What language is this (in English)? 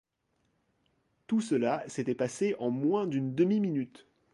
French